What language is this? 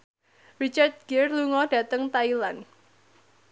Javanese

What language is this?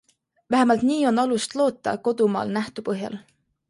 Estonian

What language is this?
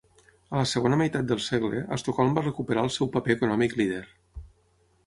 Catalan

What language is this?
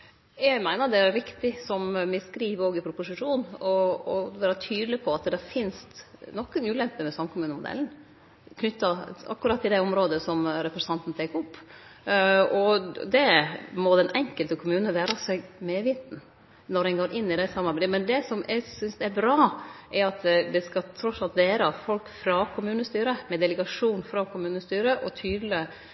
Norwegian Nynorsk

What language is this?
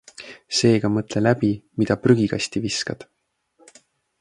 Estonian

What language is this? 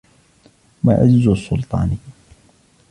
Arabic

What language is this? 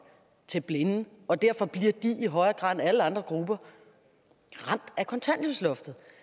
Danish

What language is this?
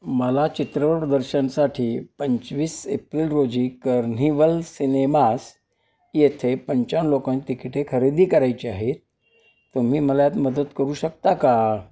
Marathi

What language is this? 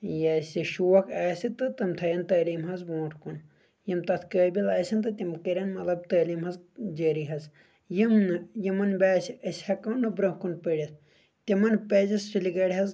Kashmiri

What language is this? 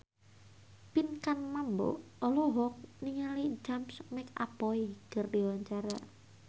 Sundanese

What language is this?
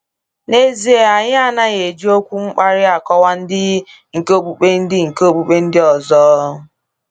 Igbo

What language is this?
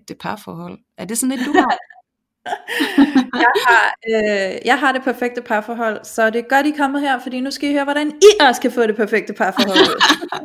Danish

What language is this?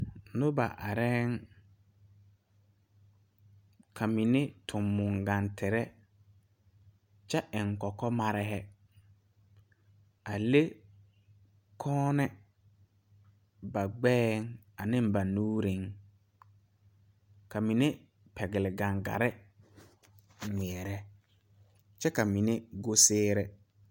Southern Dagaare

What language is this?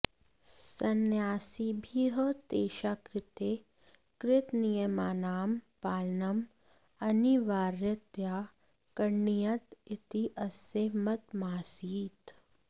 Sanskrit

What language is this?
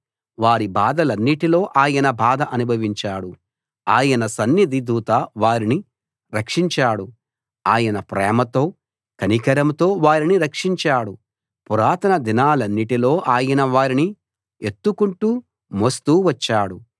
Telugu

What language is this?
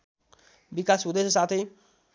Nepali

